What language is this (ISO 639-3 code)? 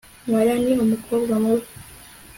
kin